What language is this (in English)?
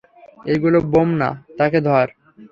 Bangla